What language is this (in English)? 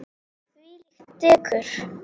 Icelandic